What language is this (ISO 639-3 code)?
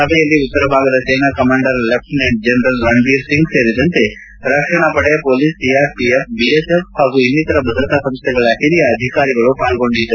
kan